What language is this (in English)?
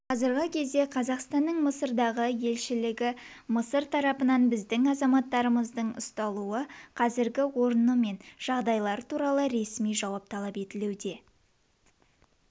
Kazakh